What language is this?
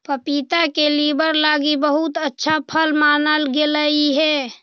Magahi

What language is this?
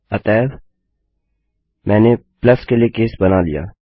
Hindi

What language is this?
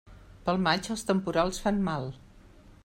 Catalan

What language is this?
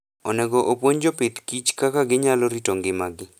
Luo (Kenya and Tanzania)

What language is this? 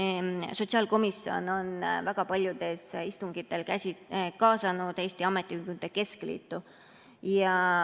Estonian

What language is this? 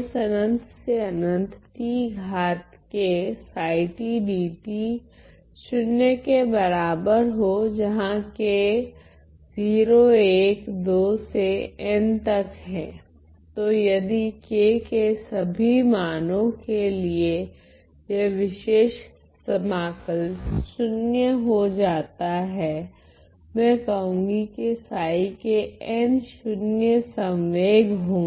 Hindi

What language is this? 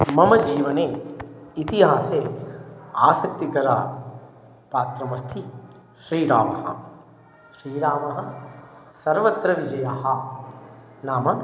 Sanskrit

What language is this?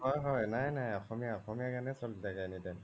Assamese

